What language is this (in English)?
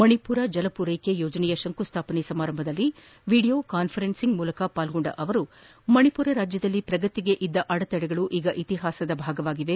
Kannada